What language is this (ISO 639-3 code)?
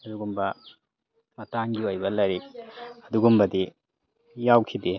mni